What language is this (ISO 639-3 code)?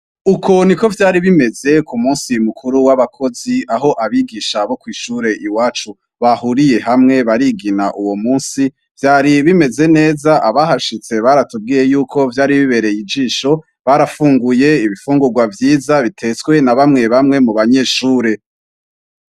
run